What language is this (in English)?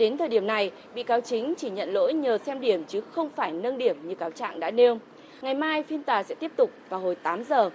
Vietnamese